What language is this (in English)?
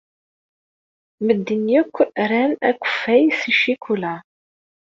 Kabyle